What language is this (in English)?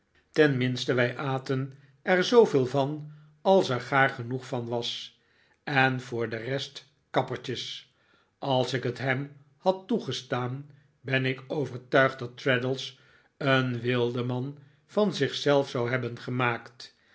Dutch